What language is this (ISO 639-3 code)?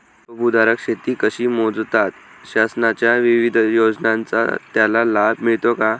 mar